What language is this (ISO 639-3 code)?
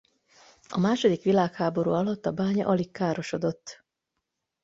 hun